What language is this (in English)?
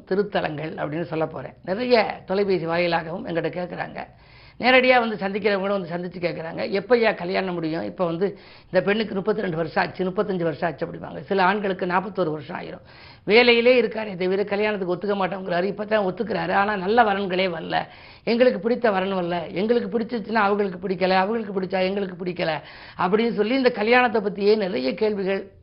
Tamil